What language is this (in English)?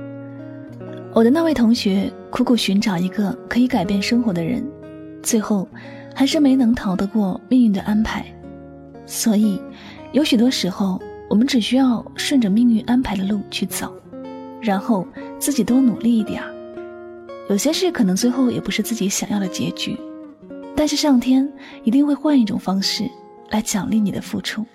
Chinese